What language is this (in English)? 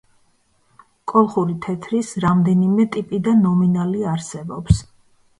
Georgian